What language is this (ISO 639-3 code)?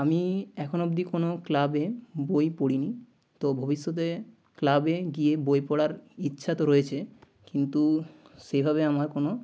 ben